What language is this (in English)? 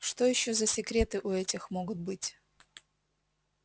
Russian